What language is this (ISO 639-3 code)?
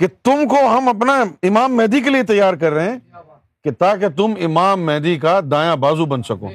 urd